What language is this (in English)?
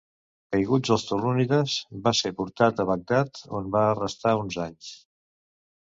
Catalan